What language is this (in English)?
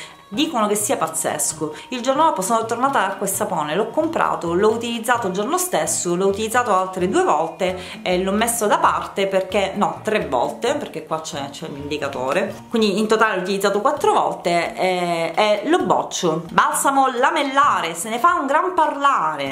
Italian